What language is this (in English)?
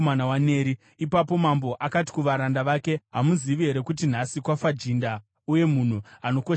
Shona